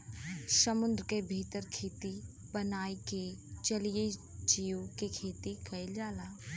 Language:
Bhojpuri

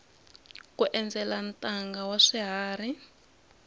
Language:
Tsonga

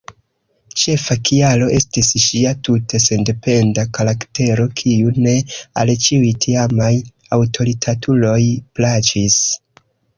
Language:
Esperanto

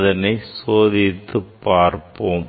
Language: Tamil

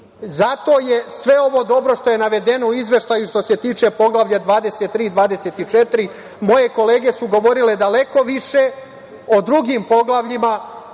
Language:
Serbian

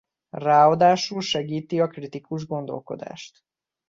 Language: Hungarian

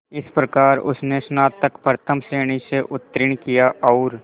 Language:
Hindi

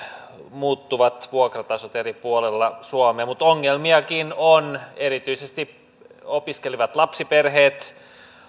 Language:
Finnish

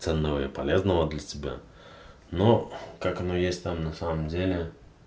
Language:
Russian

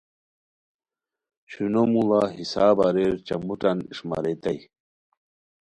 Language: Khowar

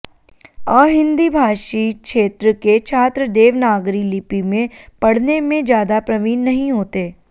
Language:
Sanskrit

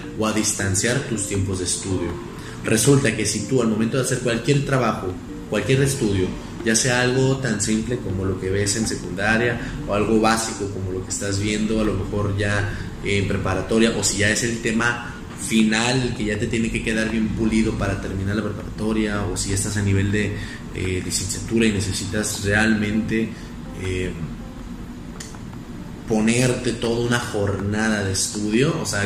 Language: Spanish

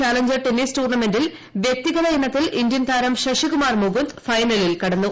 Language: Malayalam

